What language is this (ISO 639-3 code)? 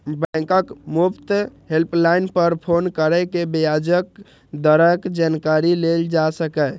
mai